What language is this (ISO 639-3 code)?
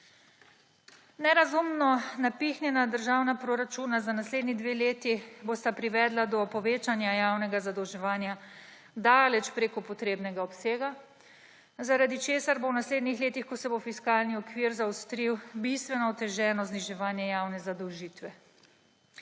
slv